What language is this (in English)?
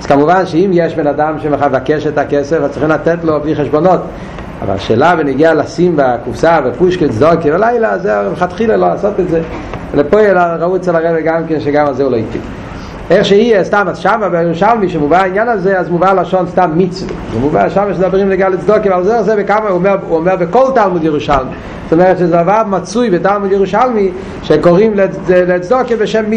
Hebrew